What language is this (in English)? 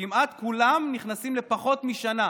Hebrew